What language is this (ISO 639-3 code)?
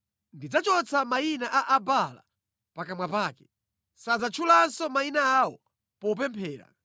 nya